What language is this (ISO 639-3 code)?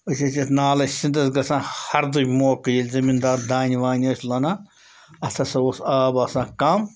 kas